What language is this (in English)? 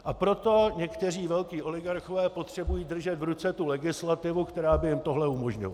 Czech